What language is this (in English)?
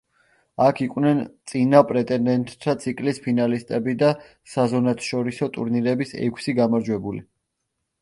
Georgian